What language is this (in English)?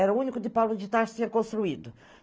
Portuguese